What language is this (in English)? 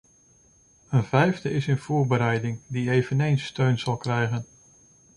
Dutch